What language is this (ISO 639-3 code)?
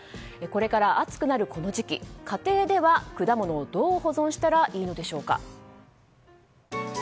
jpn